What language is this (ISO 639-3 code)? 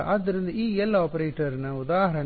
kan